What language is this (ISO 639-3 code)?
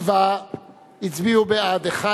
heb